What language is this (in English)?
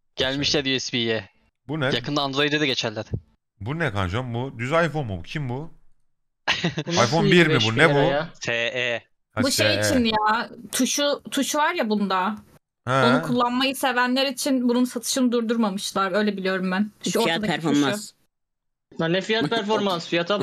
Turkish